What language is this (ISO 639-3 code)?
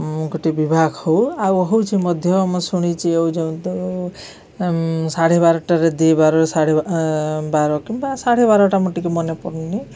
ori